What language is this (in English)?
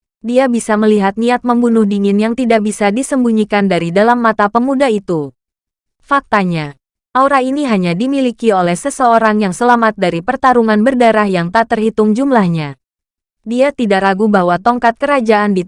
Indonesian